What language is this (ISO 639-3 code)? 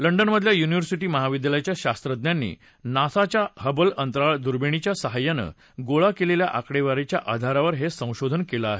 mar